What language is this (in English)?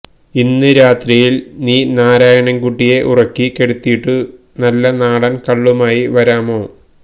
Malayalam